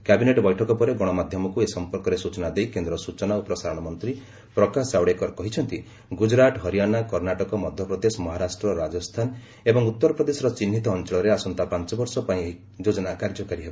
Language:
Odia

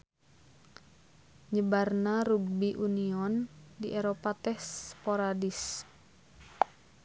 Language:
Sundanese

